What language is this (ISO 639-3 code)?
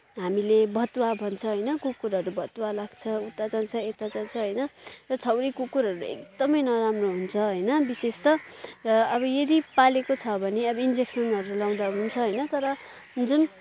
nep